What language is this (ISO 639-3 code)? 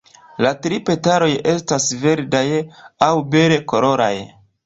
epo